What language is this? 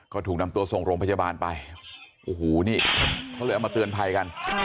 Thai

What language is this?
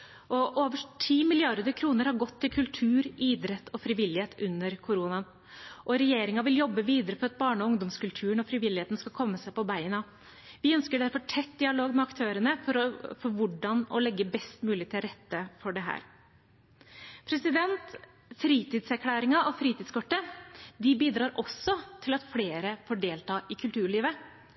Norwegian Bokmål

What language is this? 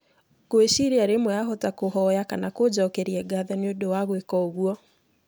Kikuyu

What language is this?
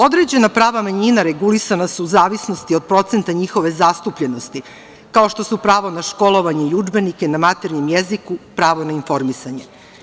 Serbian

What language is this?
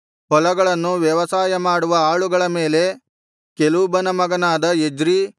Kannada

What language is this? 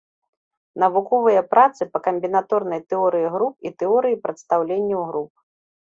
Belarusian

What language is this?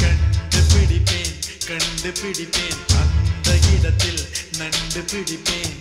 Tamil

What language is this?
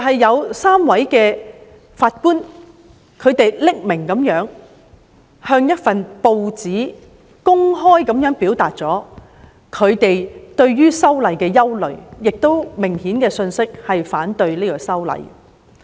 Cantonese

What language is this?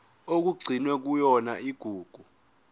Zulu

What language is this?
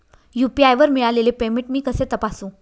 Marathi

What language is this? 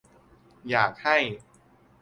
Thai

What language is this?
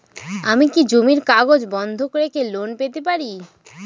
Bangla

